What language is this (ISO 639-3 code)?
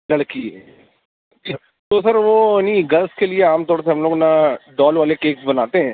urd